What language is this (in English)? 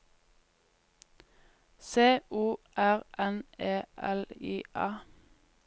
Norwegian